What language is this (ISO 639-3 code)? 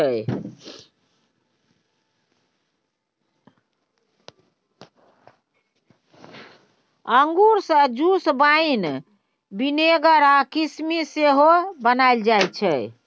mai